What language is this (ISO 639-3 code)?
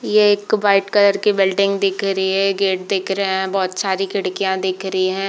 hin